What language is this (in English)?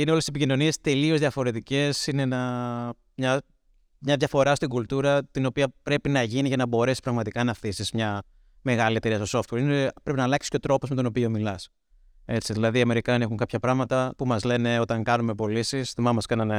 Greek